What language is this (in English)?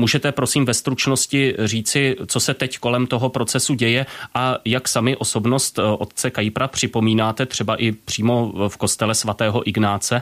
Czech